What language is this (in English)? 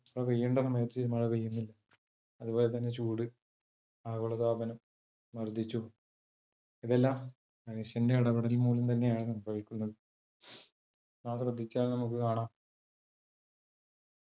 Malayalam